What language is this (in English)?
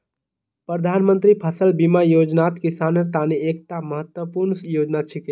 Magahi